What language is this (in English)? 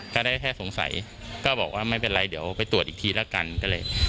Thai